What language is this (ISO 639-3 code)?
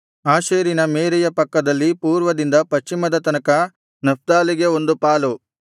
kan